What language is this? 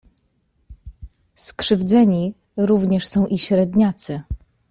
Polish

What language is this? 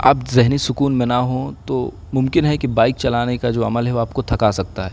Urdu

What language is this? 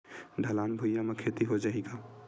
Chhattisgarhi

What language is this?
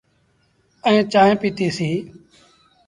Sindhi Bhil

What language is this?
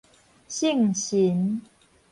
Min Nan Chinese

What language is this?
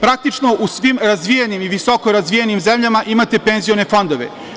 Serbian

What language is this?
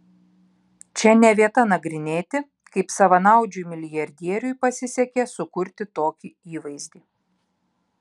Lithuanian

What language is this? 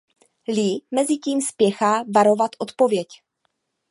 Czech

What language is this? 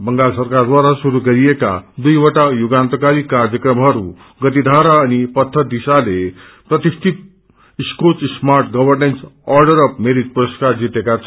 Nepali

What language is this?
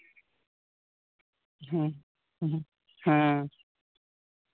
Santali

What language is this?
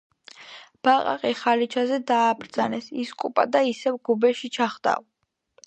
Georgian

